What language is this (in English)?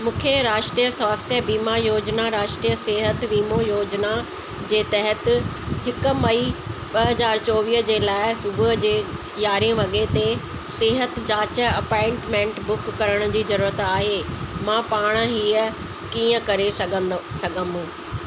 Sindhi